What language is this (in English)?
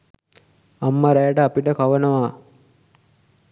Sinhala